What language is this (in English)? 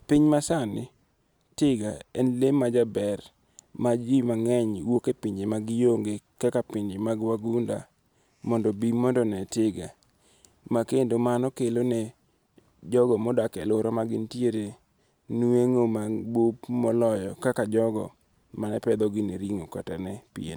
Luo (Kenya and Tanzania)